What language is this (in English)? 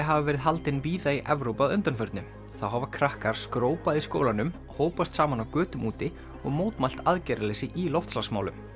Icelandic